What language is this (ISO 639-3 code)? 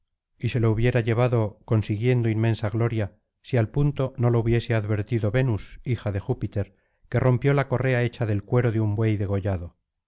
spa